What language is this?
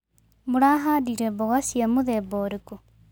Kikuyu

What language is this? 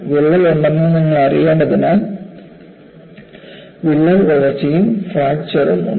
Malayalam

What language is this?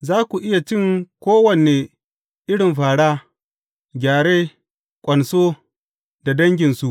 Hausa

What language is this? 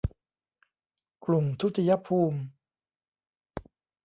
Thai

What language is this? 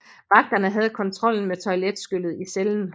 Danish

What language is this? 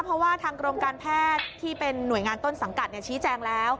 Thai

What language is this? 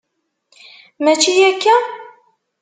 Kabyle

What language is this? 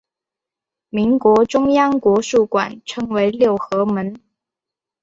Chinese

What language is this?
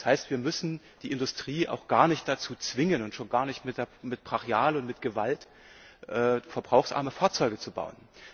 German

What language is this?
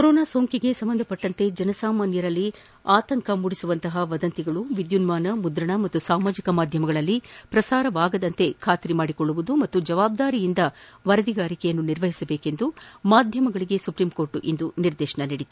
Kannada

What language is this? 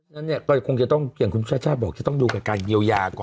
Thai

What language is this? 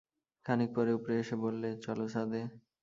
Bangla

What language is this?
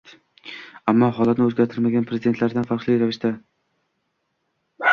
Uzbek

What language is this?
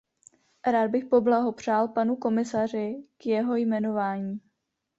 Czech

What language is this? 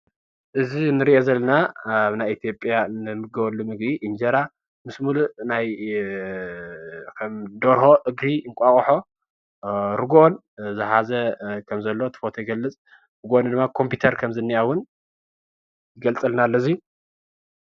Tigrinya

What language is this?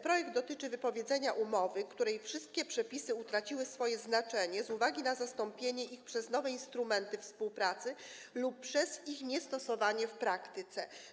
Polish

